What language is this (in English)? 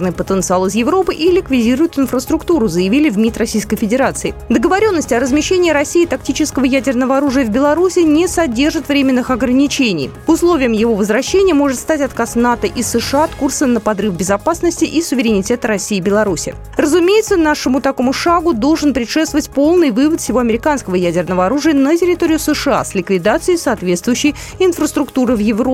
Russian